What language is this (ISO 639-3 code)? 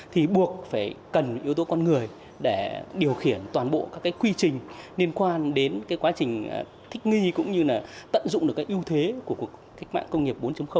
vie